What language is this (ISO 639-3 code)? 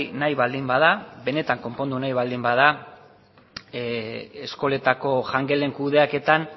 eus